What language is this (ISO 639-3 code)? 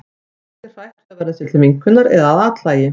isl